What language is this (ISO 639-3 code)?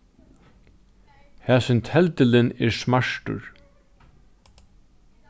fao